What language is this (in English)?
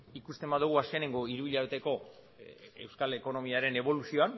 Basque